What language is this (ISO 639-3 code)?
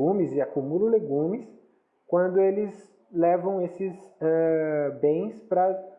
por